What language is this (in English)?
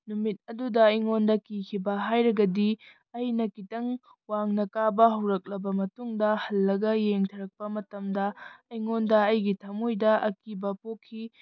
Manipuri